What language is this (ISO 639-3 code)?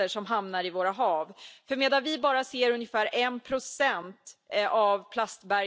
fin